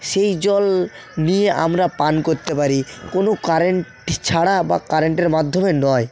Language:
Bangla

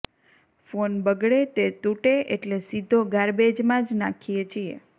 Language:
Gujarati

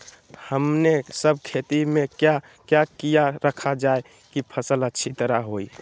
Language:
Magahi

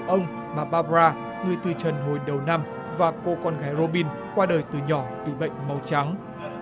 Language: Vietnamese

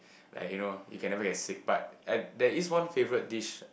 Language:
English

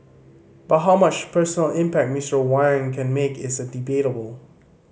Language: English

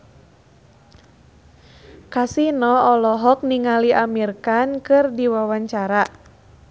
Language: Sundanese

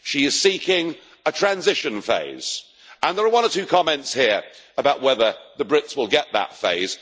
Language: English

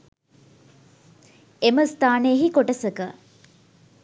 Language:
Sinhala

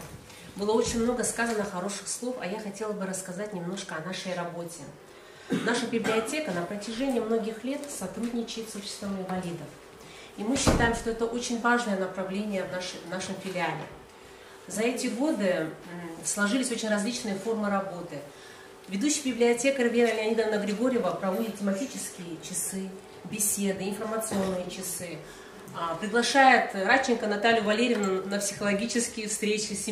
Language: Russian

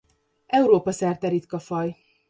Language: Hungarian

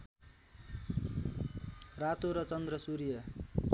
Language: Nepali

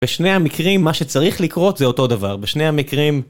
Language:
Hebrew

